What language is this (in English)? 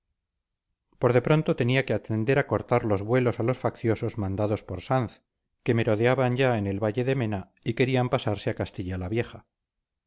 Spanish